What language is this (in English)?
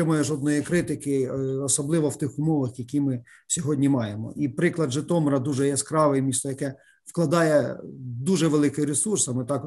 Ukrainian